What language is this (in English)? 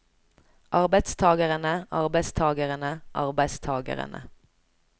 Norwegian